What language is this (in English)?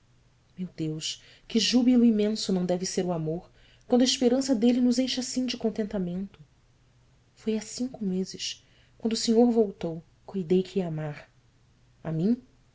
Portuguese